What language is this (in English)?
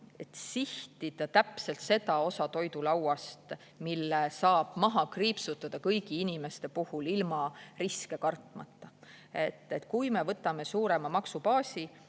Estonian